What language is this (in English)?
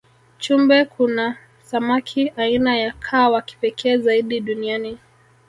Swahili